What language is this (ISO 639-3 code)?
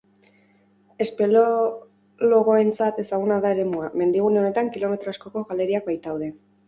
eus